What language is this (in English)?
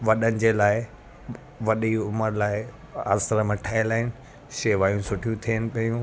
Sindhi